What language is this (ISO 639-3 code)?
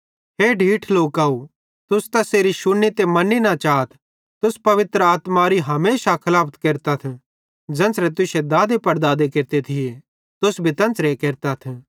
bhd